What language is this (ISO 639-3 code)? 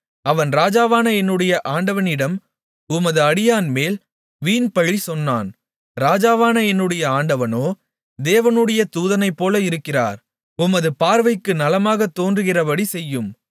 tam